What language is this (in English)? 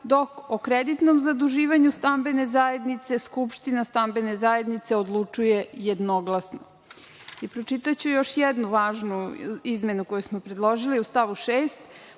Serbian